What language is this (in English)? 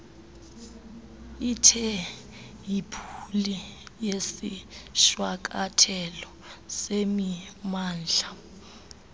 Xhosa